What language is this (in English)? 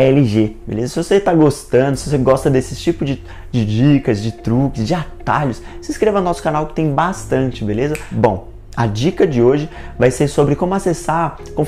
Portuguese